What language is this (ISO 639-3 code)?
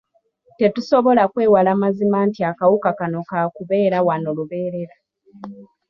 lug